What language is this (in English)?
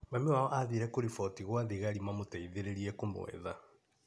Kikuyu